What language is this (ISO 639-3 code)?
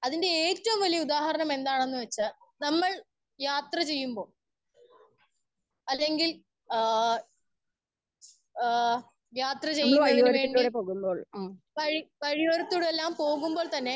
mal